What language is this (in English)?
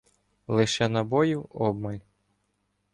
Ukrainian